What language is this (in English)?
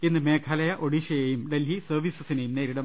Malayalam